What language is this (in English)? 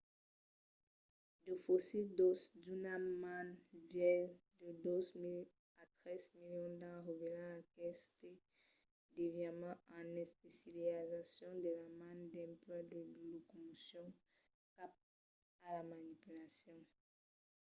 Occitan